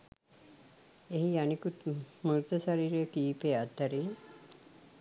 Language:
Sinhala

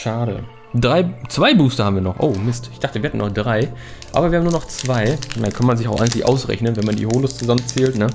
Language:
German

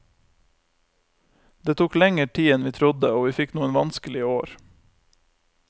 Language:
Norwegian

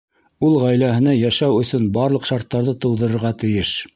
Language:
Bashkir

